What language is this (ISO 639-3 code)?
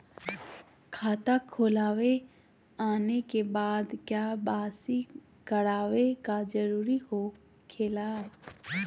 mag